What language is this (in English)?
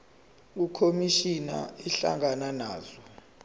Zulu